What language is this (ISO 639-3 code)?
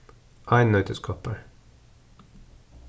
fao